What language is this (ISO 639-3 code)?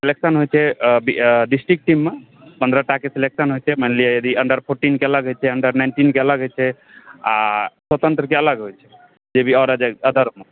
mai